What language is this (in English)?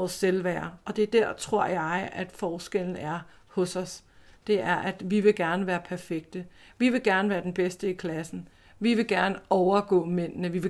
Danish